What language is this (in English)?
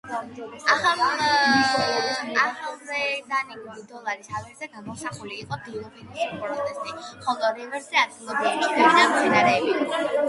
Georgian